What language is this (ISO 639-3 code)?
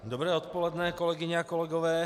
ces